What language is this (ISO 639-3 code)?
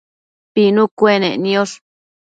mcf